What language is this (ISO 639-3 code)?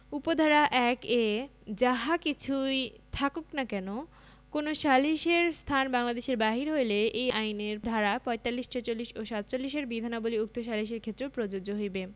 ben